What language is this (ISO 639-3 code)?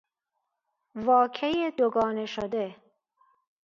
fas